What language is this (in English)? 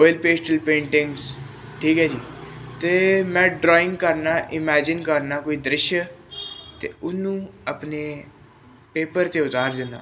Punjabi